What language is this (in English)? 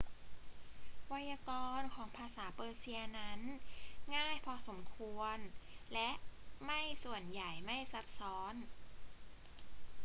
Thai